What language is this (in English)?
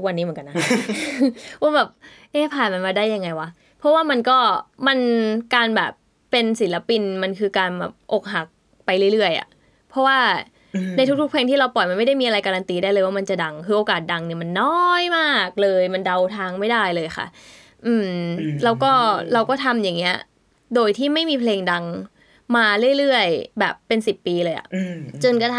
Thai